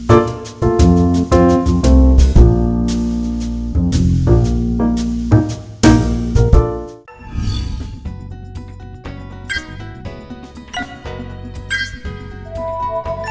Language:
Vietnamese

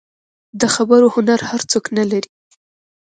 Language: Pashto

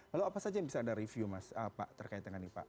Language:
Indonesian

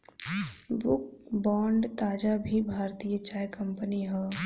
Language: Bhojpuri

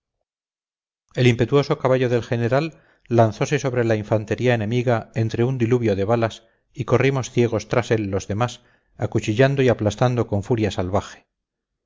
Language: Spanish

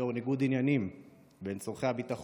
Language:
Hebrew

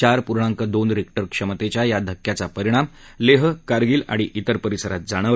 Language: Marathi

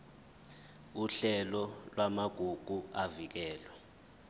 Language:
Zulu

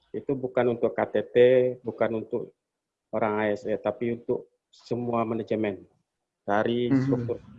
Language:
Indonesian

